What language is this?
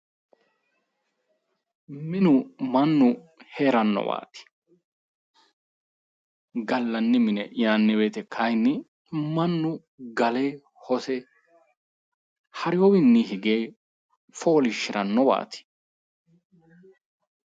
Sidamo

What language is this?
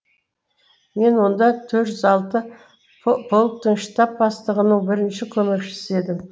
Kazakh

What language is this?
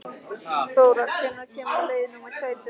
Icelandic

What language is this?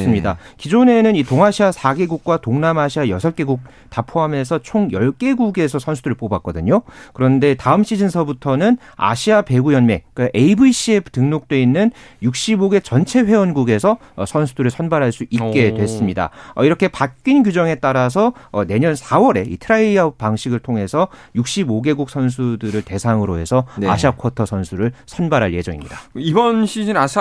Korean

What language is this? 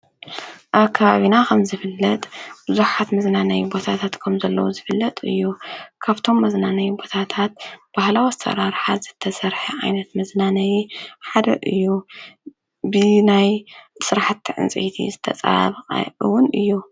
Tigrinya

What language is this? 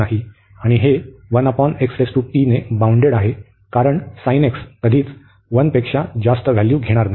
Marathi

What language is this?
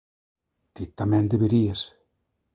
Galician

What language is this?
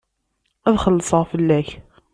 Kabyle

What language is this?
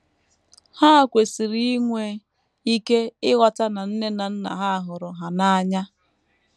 Igbo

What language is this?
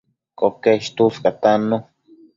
Matsés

